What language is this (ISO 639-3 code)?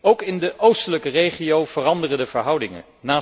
nld